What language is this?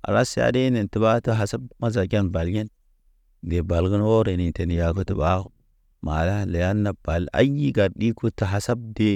Naba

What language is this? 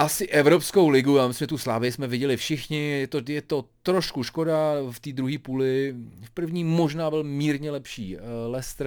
Czech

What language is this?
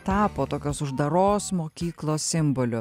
Lithuanian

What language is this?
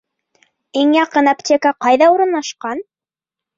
Bashkir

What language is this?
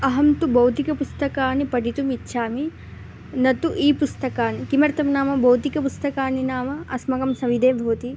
Sanskrit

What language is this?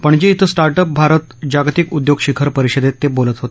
Marathi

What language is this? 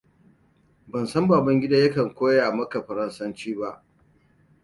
Hausa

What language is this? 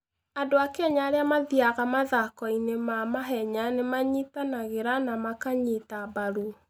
Kikuyu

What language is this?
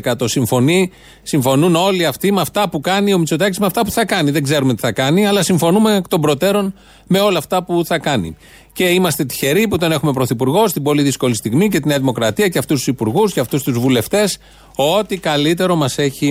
Greek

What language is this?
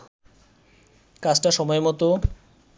Bangla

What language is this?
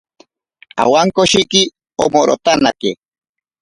Ashéninka Perené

